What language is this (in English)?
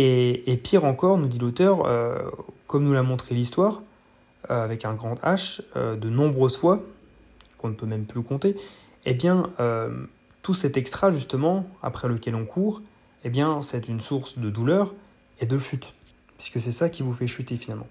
French